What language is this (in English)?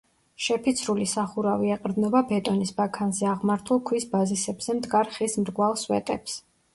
Georgian